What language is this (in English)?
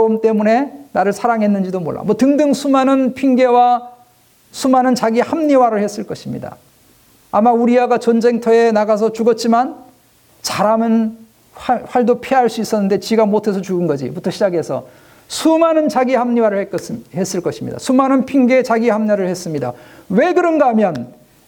Korean